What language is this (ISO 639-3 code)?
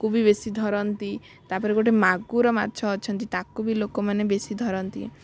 ori